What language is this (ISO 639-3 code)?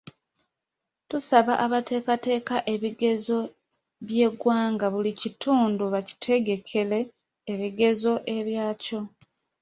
lug